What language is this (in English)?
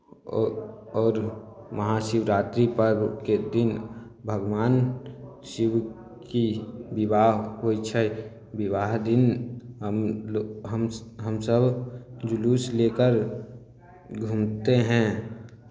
Maithili